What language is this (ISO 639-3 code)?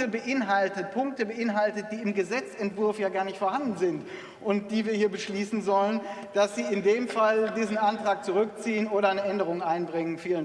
deu